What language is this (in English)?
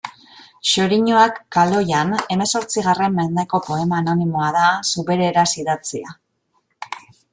Basque